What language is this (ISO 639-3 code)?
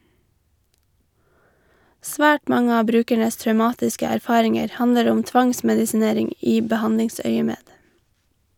nor